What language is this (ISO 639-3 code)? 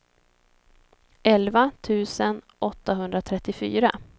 swe